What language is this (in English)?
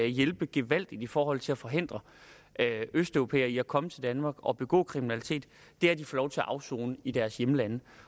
Danish